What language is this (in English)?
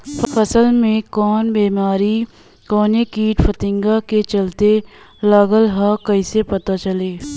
Bhojpuri